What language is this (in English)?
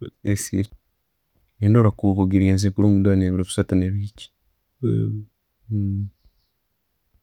Tooro